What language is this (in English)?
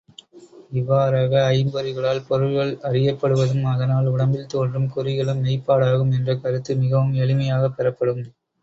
Tamil